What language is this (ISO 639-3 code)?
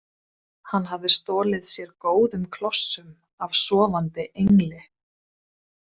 isl